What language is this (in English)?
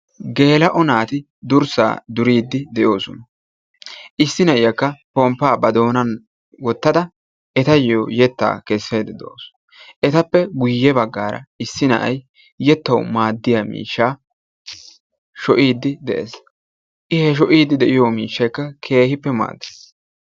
Wolaytta